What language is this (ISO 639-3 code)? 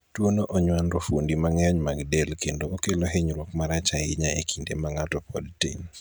luo